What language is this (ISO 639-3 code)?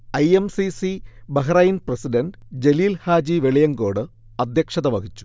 mal